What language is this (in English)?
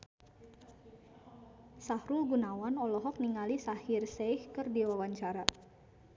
Sundanese